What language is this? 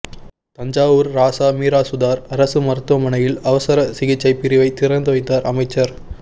Tamil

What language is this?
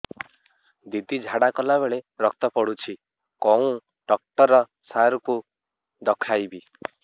Odia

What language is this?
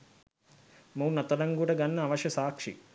Sinhala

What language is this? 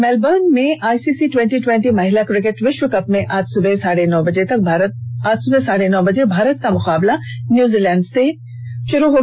Hindi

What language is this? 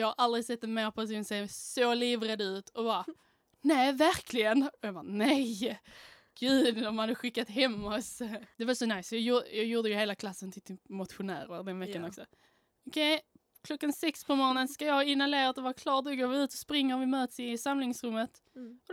Swedish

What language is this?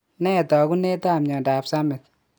Kalenjin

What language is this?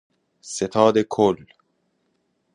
Persian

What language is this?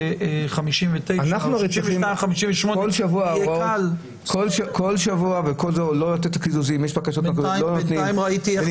Hebrew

